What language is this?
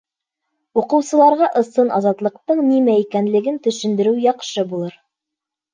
Bashkir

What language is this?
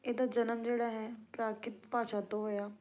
Punjabi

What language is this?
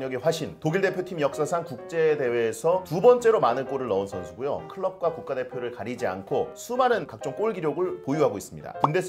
Korean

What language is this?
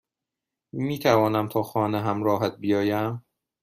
Persian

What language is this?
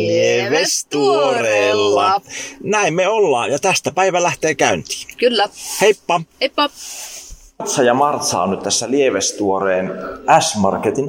Finnish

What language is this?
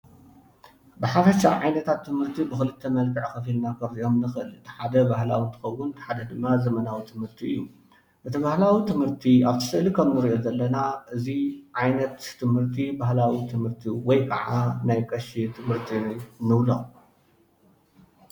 Tigrinya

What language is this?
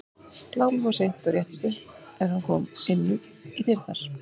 Icelandic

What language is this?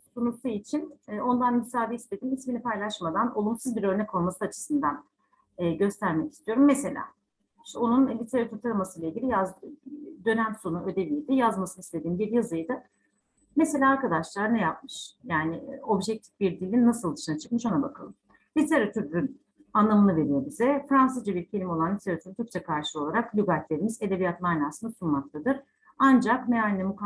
Turkish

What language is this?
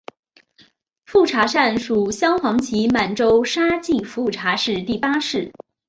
Chinese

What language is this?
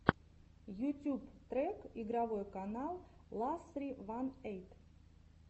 Russian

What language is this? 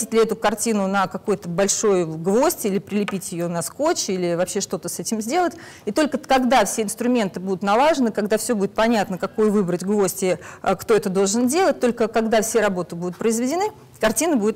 Russian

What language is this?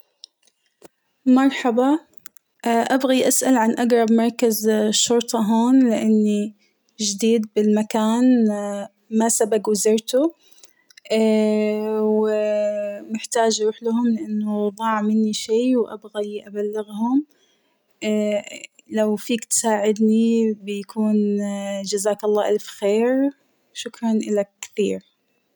Hijazi Arabic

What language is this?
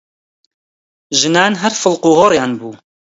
Central Kurdish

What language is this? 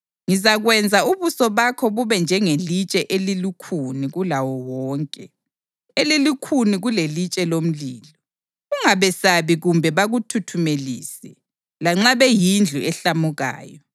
North Ndebele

